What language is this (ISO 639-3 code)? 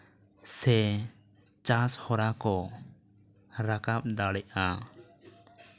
sat